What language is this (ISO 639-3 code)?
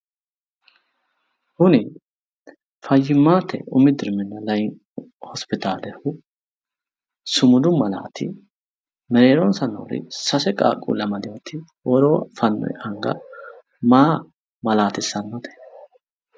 sid